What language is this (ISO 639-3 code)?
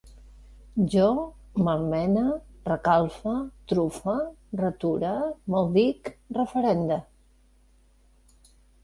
cat